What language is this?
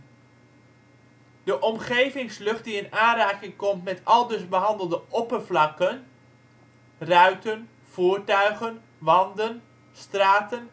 Dutch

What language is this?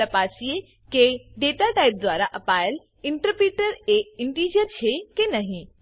Gujarati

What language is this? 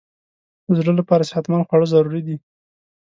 Pashto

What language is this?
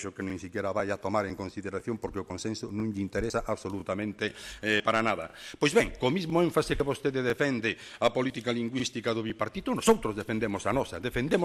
Spanish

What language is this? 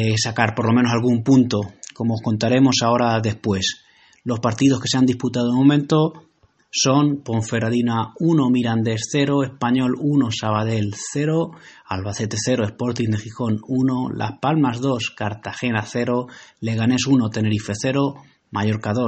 Spanish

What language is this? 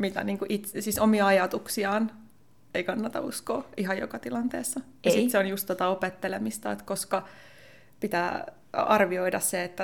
Finnish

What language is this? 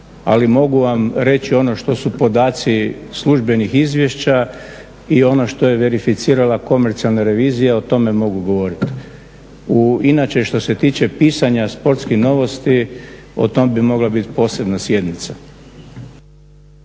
Croatian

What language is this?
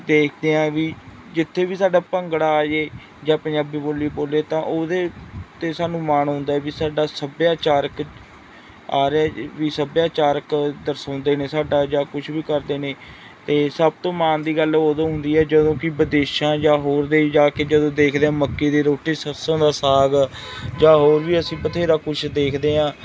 Punjabi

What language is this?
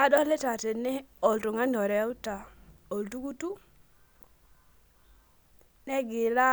Masai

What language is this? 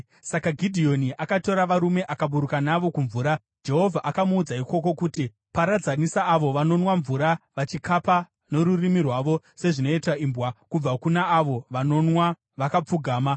Shona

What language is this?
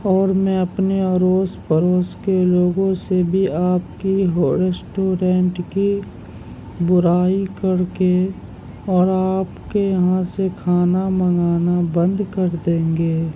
Urdu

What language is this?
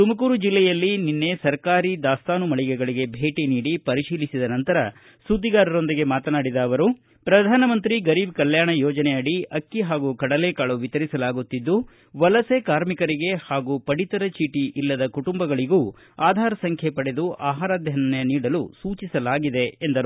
Kannada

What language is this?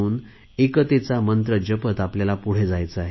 Marathi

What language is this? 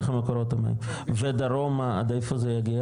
Hebrew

